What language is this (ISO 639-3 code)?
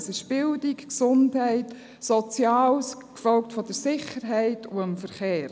gsw